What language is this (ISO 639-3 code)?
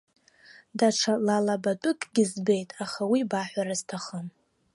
abk